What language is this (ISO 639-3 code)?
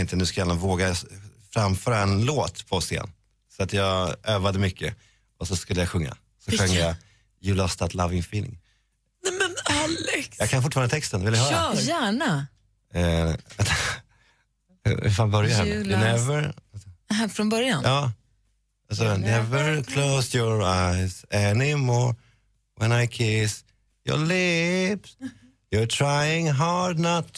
swe